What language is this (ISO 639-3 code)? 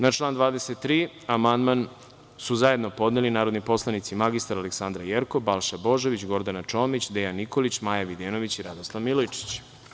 srp